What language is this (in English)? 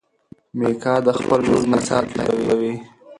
Pashto